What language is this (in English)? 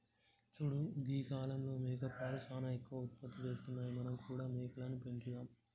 Telugu